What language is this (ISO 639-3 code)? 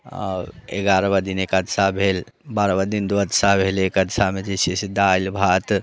mai